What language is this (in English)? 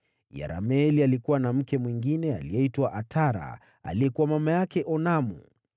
Swahili